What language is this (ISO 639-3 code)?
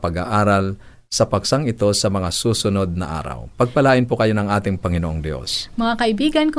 fil